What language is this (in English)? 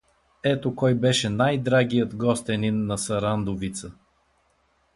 Bulgarian